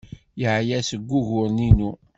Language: Kabyle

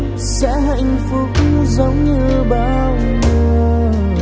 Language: Vietnamese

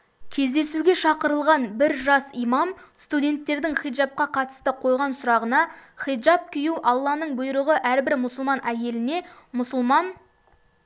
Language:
Kazakh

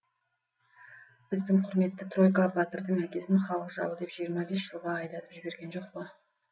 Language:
Kazakh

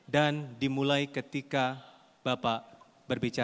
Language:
Indonesian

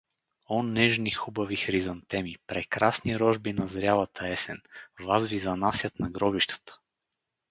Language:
Bulgarian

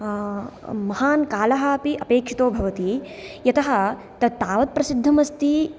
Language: Sanskrit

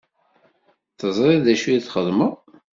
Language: Kabyle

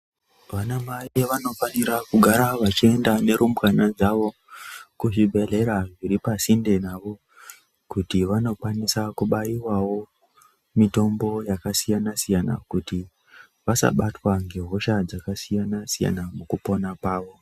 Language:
Ndau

